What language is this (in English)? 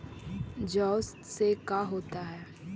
Magahi